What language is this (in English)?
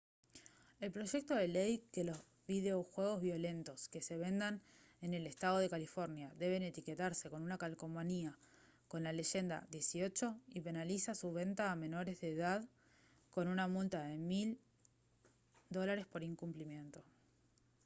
Spanish